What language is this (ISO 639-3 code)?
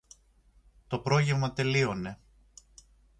ell